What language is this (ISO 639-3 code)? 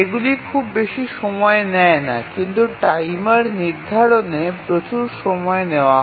ben